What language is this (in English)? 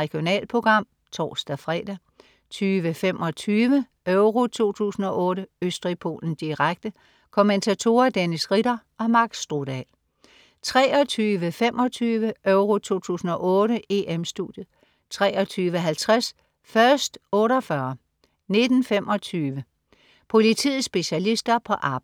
Danish